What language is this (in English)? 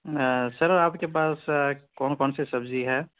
Urdu